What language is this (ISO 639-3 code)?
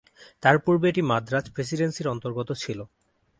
ben